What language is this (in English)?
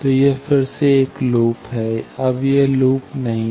Hindi